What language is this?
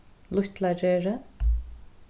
Faroese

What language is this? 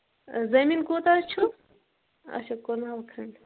Kashmiri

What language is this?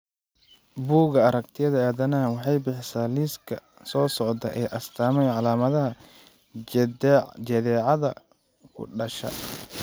Somali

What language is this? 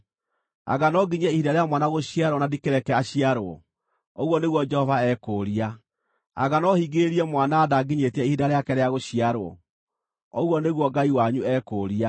Kikuyu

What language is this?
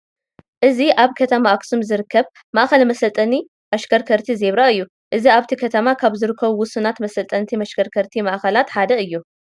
Tigrinya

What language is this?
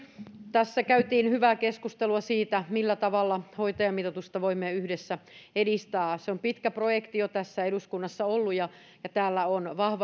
Finnish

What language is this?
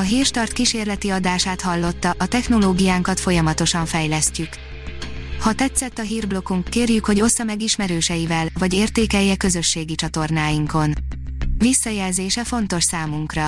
Hungarian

